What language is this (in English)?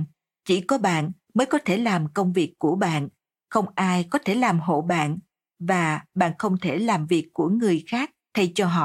Vietnamese